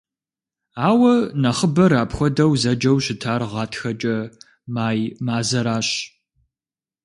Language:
Kabardian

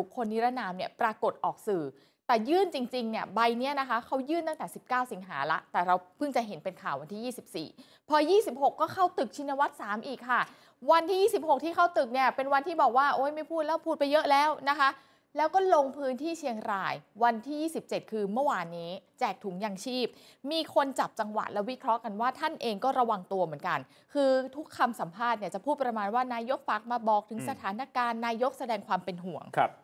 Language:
Thai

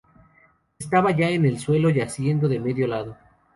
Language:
Spanish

